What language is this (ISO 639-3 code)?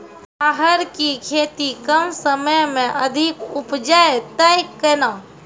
mai